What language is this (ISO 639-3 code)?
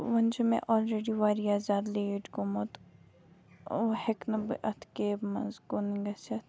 kas